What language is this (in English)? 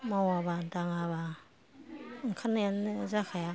Bodo